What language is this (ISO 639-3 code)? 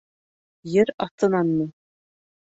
bak